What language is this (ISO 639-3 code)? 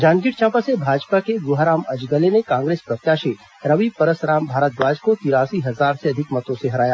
hin